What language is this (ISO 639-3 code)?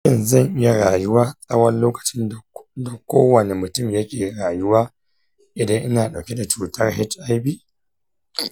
hau